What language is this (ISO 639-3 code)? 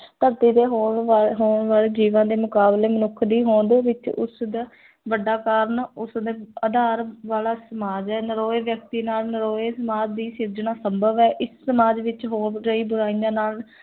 pan